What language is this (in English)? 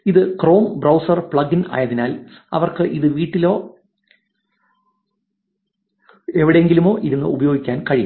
Malayalam